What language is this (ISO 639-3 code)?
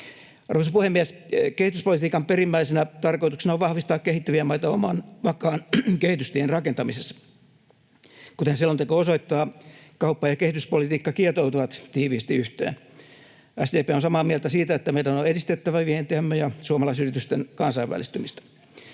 fin